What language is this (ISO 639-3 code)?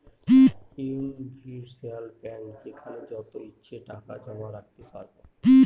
ben